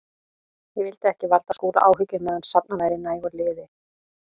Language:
Icelandic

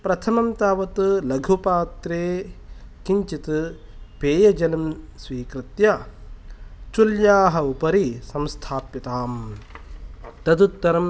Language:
Sanskrit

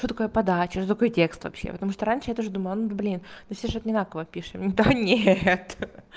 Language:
Russian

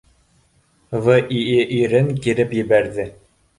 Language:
Bashkir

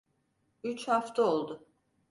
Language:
Turkish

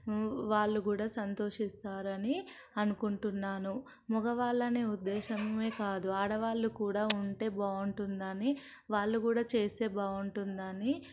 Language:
Telugu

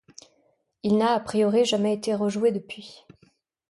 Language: French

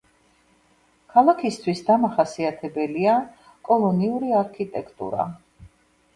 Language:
Georgian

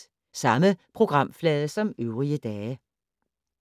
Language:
Danish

